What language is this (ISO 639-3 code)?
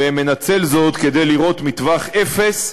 heb